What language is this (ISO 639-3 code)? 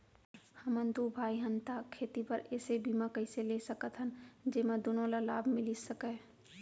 hne